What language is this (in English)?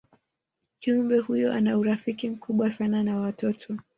Swahili